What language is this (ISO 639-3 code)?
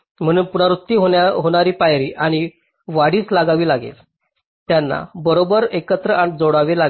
mar